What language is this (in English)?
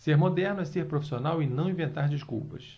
Portuguese